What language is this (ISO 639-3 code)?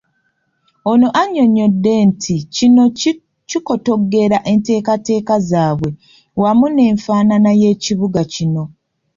lug